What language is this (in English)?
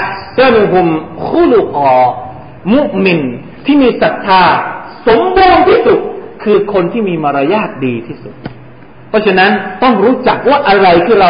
Thai